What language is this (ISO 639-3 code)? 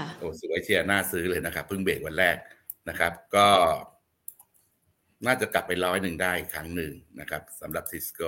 tha